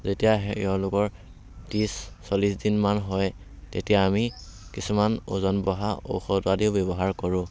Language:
Assamese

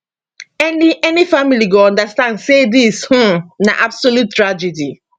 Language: Nigerian Pidgin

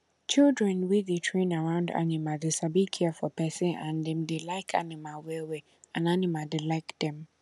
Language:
Nigerian Pidgin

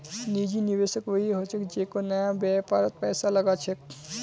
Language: Magahi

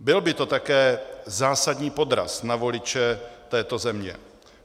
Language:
Czech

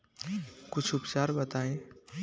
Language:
Bhojpuri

